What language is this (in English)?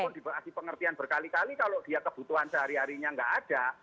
Indonesian